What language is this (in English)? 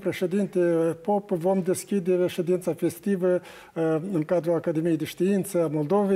Romanian